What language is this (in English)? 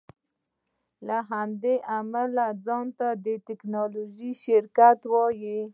Pashto